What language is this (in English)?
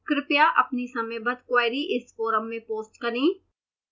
Hindi